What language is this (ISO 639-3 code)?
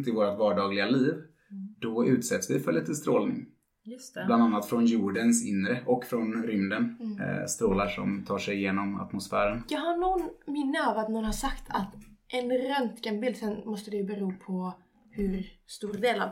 swe